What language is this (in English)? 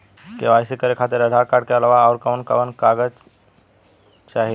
Bhojpuri